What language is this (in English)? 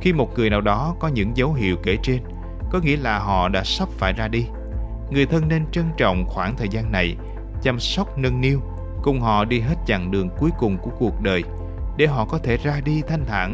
Vietnamese